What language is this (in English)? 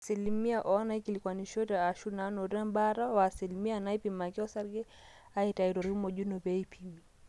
Masai